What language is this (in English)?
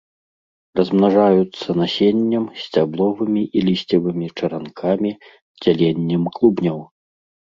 Belarusian